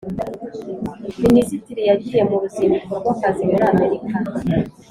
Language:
Kinyarwanda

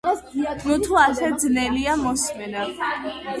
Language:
Georgian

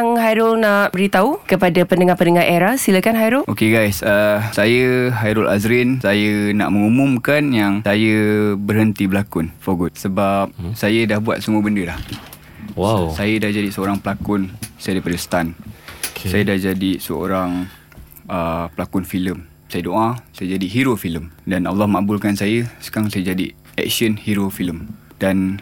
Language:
Malay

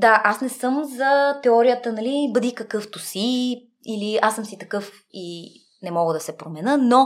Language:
Bulgarian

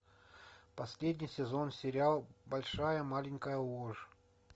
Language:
Russian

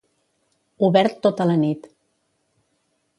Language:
Catalan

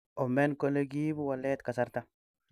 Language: Kalenjin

